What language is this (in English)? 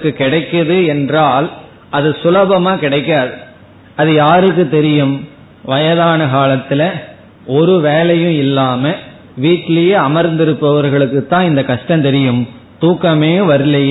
Tamil